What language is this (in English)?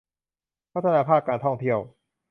Thai